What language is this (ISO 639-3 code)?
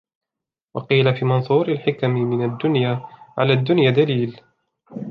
ara